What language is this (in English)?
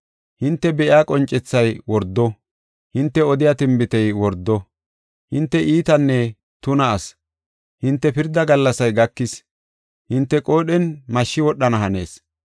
Gofa